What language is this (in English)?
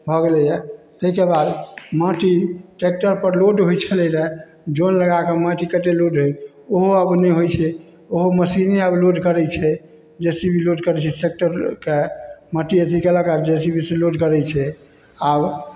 Maithili